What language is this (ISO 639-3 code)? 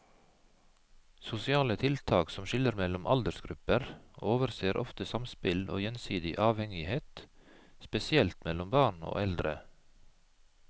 nor